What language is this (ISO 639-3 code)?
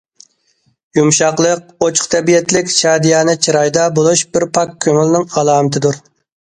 uig